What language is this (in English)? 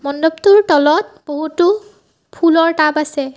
Assamese